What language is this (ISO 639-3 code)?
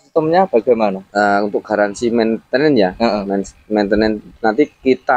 ind